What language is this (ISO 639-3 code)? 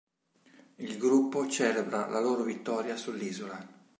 ita